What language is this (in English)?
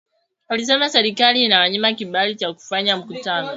Swahili